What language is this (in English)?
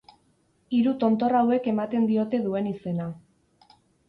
Basque